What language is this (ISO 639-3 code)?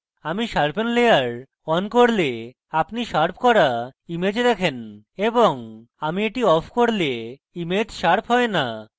ben